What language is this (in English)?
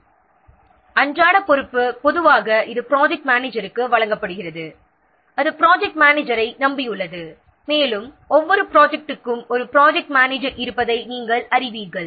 Tamil